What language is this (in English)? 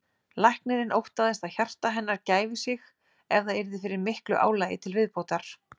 Icelandic